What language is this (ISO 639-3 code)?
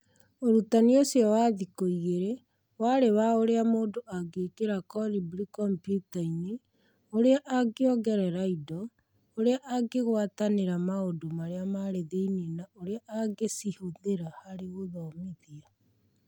kik